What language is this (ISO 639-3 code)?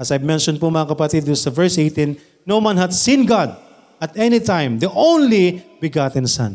fil